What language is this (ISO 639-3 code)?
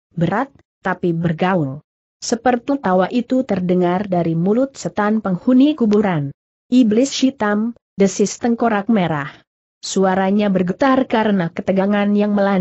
ind